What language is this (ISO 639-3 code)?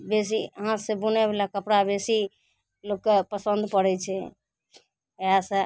mai